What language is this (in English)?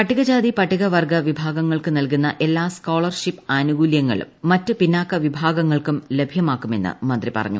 Malayalam